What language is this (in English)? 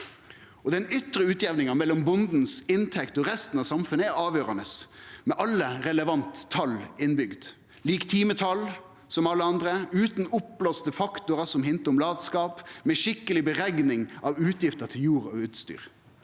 Norwegian